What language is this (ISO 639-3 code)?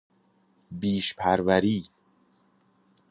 fas